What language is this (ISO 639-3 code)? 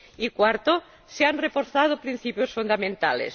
spa